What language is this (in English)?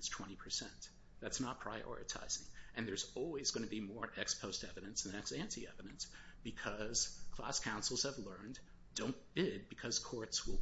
English